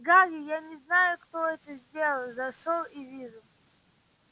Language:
Russian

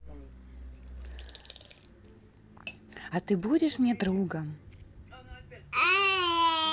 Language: Russian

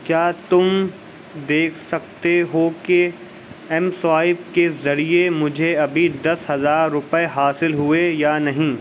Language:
Urdu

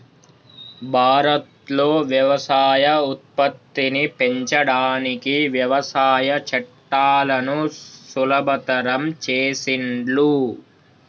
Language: Telugu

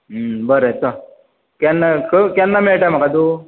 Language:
Konkani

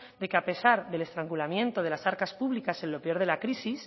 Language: Spanish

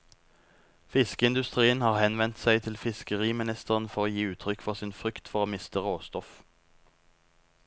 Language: Norwegian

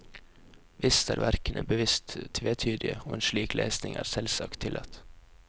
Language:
Norwegian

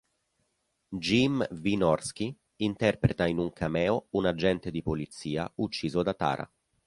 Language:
Italian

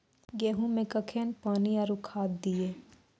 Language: Maithili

